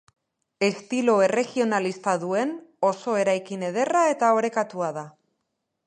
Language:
Basque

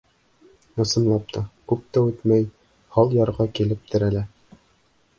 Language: Bashkir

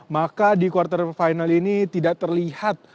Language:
Indonesian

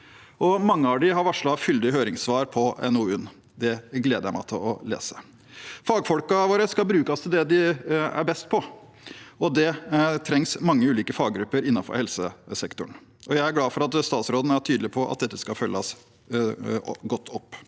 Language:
Norwegian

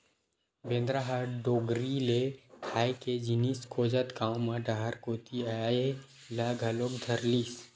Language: Chhattisgarhi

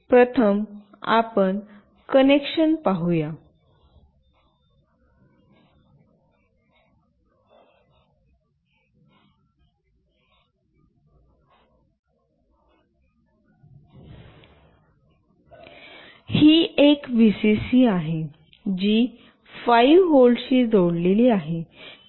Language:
Marathi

